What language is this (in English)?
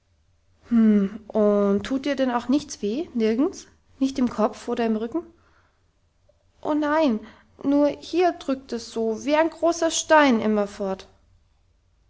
German